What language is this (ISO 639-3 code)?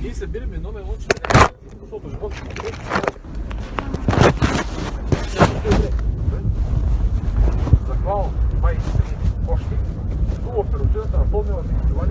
bul